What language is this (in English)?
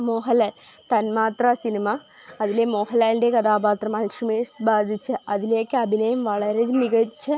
Malayalam